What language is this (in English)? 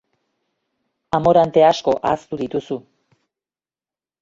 Basque